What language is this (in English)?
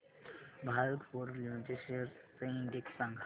Marathi